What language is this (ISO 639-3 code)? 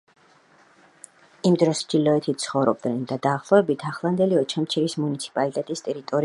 kat